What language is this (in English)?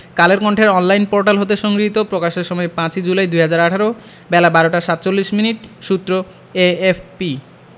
Bangla